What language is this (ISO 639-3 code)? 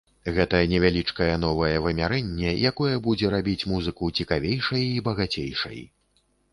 bel